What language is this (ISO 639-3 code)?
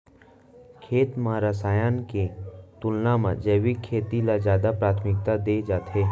hne